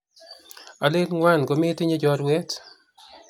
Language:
Kalenjin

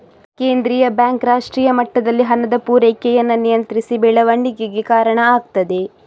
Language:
Kannada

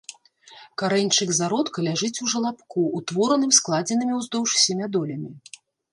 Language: Belarusian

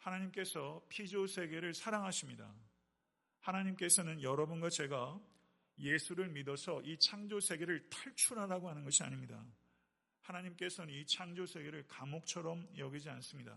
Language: Korean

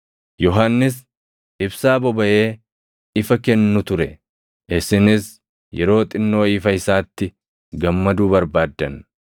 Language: Oromo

